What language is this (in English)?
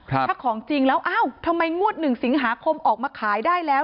Thai